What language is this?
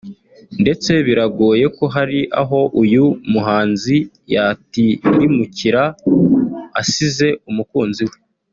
Kinyarwanda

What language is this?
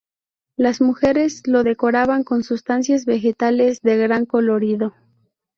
Spanish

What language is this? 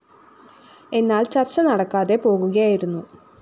Malayalam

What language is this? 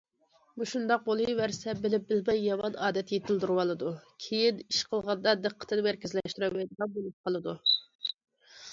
Uyghur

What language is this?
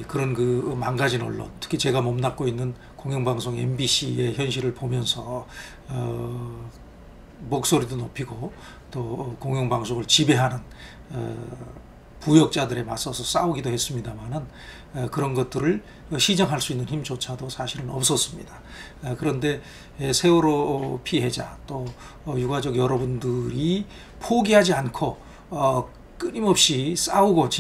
Korean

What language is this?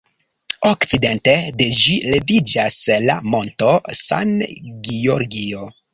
Esperanto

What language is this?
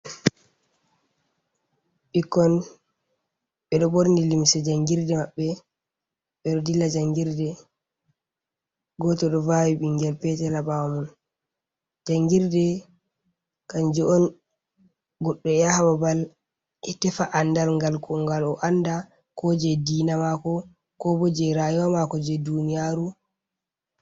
Fula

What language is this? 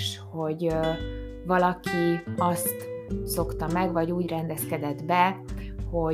Hungarian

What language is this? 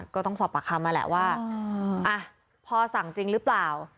Thai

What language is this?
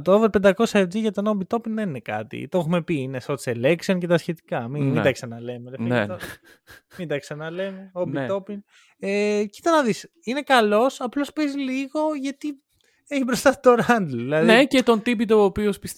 Greek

